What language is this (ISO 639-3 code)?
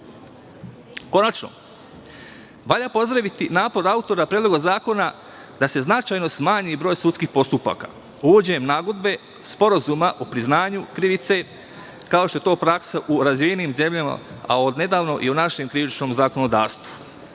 srp